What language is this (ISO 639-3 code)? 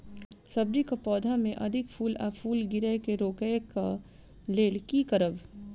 mai